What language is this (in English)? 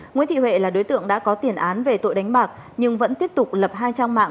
Vietnamese